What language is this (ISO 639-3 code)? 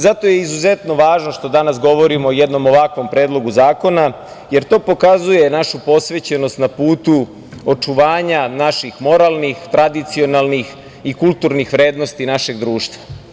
srp